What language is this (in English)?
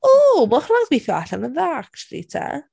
Welsh